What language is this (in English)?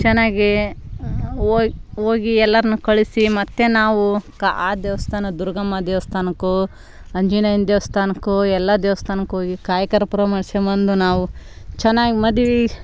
Kannada